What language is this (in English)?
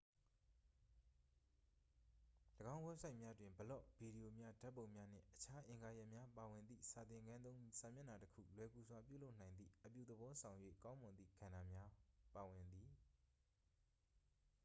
Burmese